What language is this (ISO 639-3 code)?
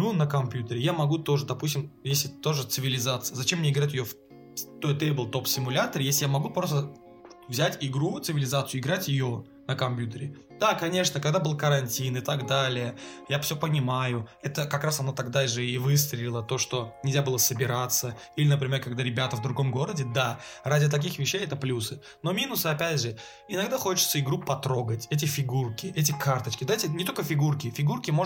rus